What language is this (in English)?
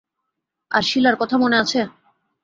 Bangla